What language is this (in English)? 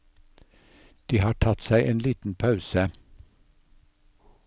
Norwegian